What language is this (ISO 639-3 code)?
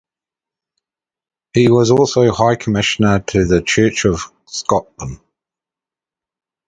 eng